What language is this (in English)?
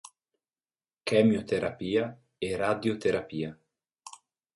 Italian